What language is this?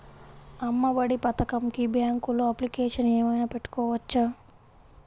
Telugu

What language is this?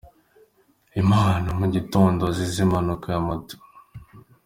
Kinyarwanda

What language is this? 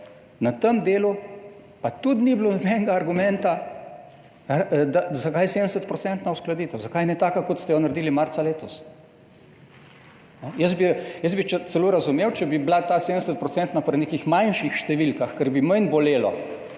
Slovenian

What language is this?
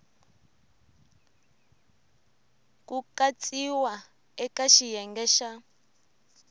Tsonga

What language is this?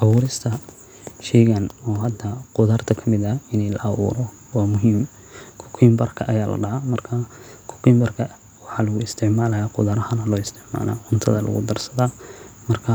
Somali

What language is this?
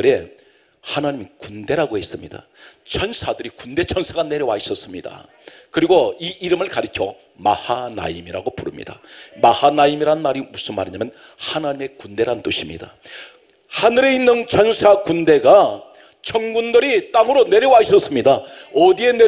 Korean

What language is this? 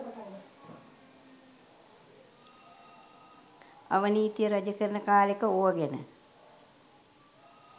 Sinhala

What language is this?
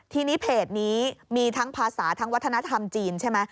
Thai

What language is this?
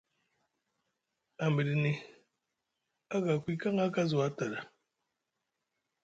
Musgu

